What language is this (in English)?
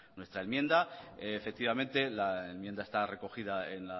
Spanish